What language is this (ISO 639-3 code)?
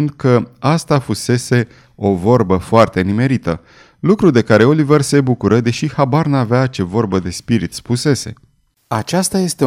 ron